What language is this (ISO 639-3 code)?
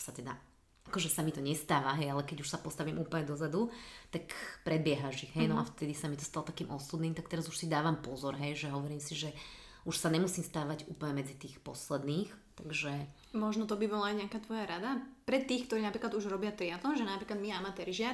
slk